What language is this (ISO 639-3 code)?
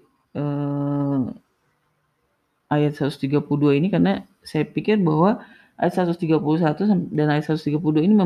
ind